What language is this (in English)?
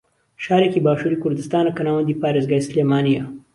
Central Kurdish